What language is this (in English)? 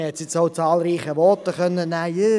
Swiss German